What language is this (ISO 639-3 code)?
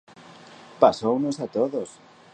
glg